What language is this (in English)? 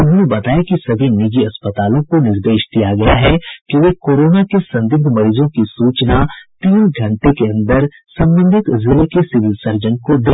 Hindi